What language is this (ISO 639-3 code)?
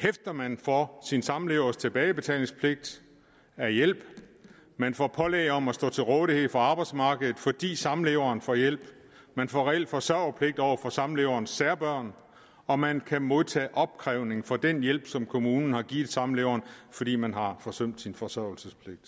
dan